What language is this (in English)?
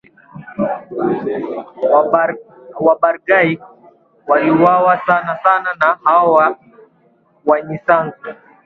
Swahili